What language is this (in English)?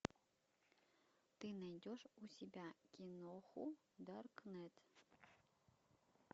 Russian